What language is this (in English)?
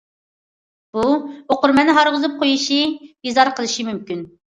Uyghur